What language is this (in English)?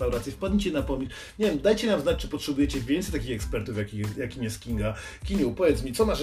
Polish